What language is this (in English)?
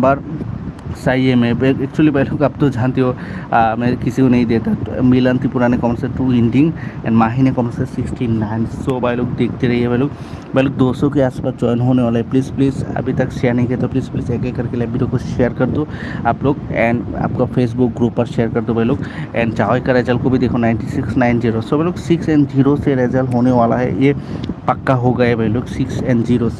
Hindi